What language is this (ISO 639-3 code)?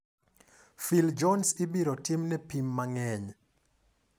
luo